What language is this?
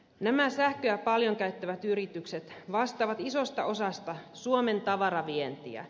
Finnish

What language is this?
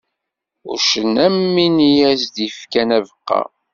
Kabyle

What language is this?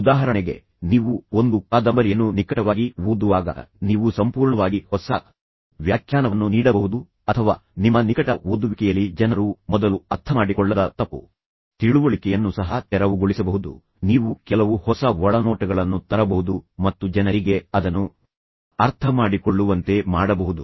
Kannada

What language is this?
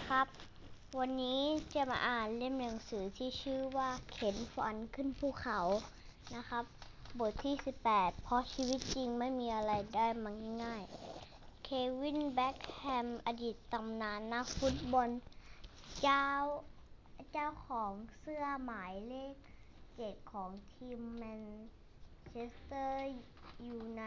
Thai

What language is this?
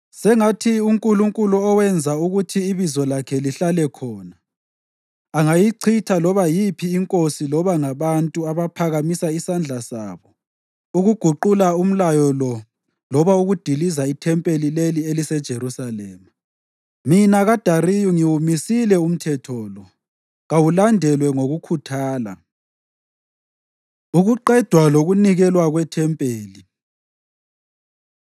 North Ndebele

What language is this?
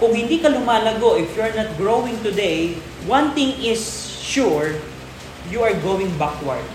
Filipino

